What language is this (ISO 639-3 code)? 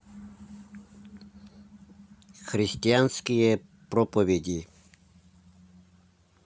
rus